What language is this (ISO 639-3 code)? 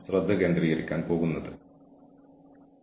mal